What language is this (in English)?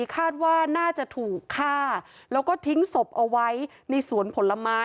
Thai